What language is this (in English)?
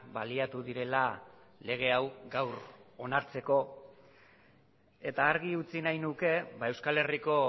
Basque